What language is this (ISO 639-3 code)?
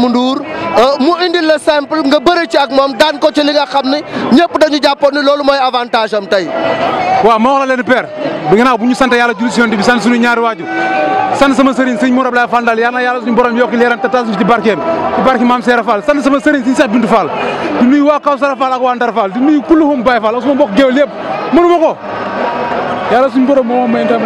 fra